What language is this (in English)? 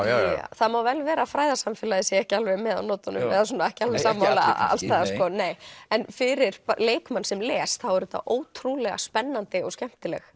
Icelandic